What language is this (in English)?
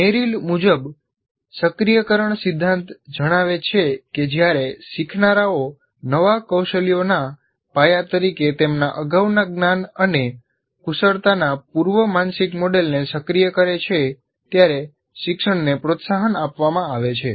Gujarati